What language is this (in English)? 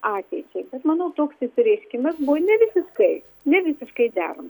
Lithuanian